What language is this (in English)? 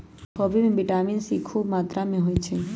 Magahi